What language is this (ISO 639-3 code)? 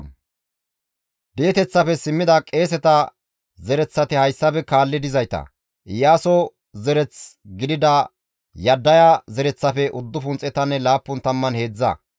gmv